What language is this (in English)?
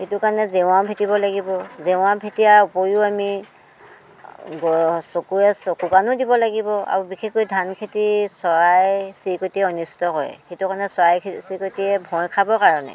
Assamese